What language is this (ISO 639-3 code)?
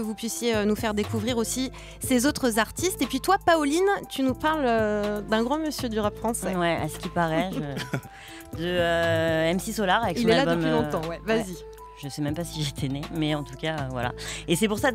fra